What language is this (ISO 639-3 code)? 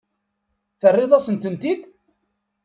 kab